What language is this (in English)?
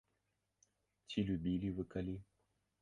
Belarusian